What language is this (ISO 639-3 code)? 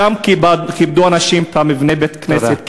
heb